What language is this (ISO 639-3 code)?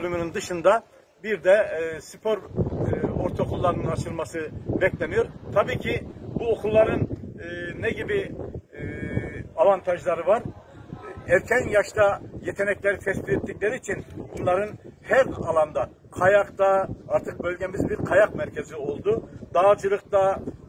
tur